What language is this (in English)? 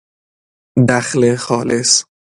Persian